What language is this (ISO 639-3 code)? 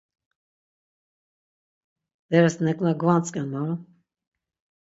lzz